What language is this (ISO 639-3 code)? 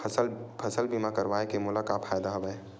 hne